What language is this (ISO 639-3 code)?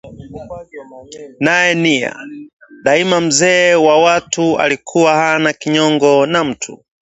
swa